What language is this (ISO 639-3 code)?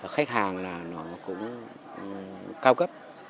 vie